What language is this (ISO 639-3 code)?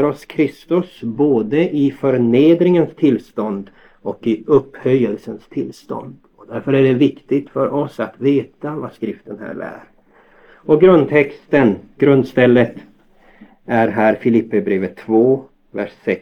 swe